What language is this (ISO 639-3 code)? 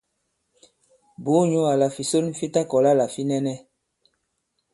abb